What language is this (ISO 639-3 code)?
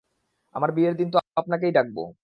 ben